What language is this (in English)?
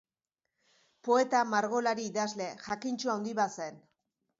Basque